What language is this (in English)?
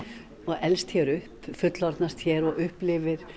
Icelandic